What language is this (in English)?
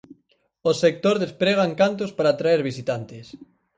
Galician